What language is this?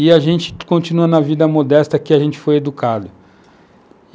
Portuguese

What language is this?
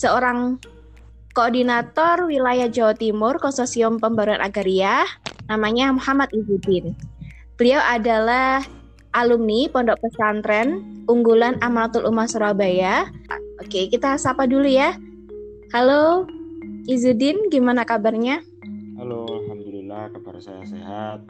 Indonesian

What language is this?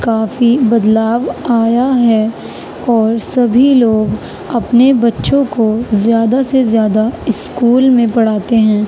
Urdu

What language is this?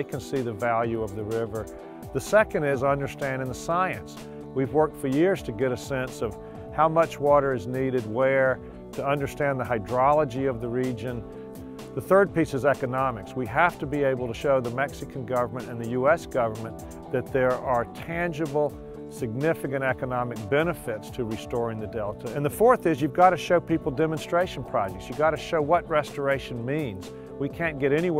English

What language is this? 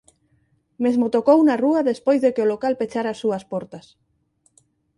Galician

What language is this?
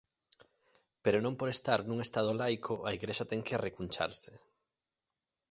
Galician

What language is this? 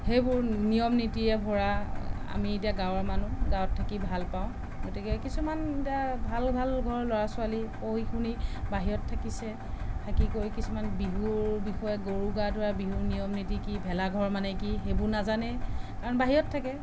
Assamese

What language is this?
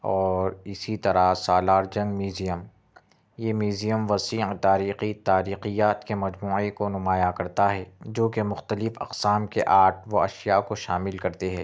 Urdu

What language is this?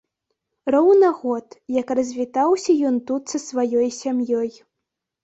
Belarusian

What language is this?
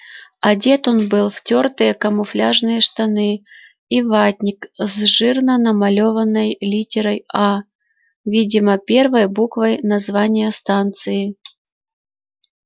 Russian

